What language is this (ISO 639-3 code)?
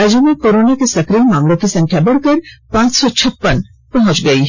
hin